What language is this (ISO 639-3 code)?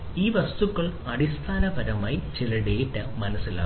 mal